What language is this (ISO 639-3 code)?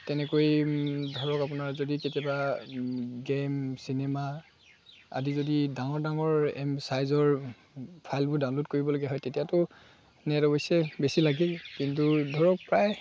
asm